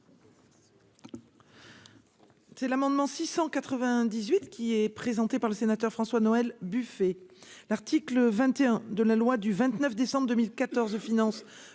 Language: French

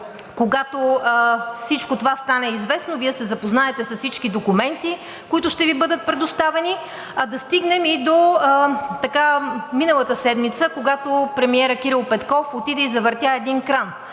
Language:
Bulgarian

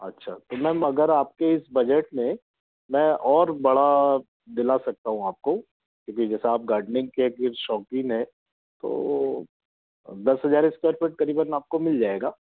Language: Hindi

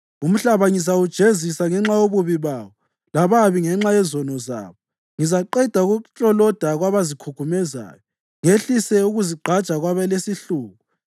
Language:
North Ndebele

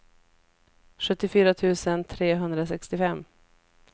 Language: Swedish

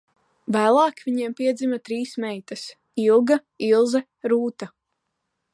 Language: Latvian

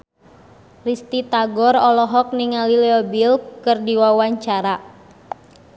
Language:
Sundanese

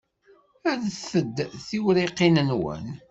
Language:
Kabyle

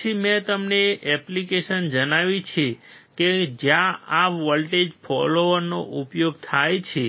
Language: Gujarati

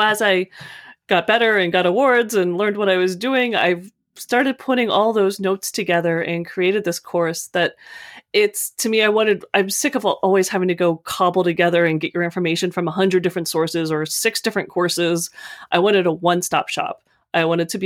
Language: English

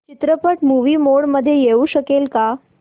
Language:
Marathi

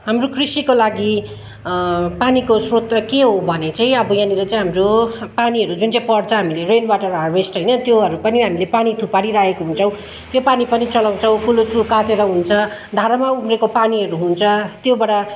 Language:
Nepali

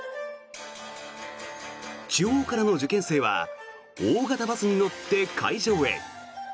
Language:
Japanese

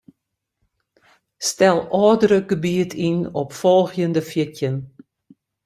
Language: Western Frisian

